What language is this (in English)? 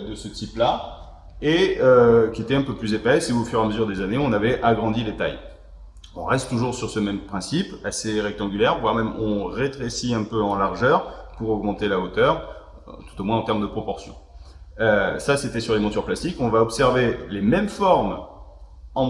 French